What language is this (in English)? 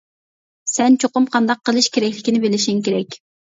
Uyghur